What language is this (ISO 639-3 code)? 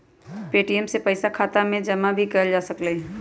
mag